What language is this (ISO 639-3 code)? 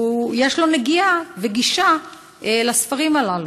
heb